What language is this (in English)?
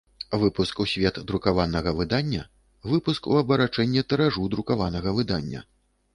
Belarusian